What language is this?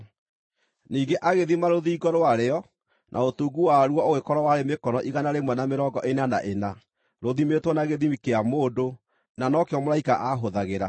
Kikuyu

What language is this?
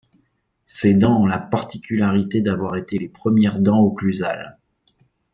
French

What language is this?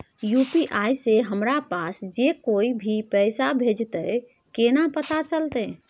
Maithili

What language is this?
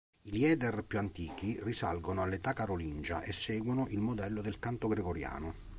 Italian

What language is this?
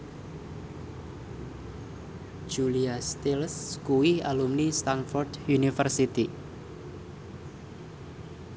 Javanese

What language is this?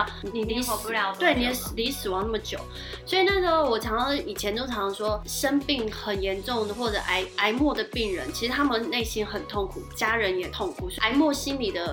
Chinese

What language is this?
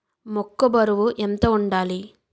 Telugu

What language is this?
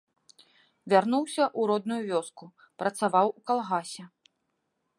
Belarusian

